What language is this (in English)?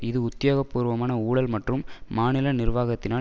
Tamil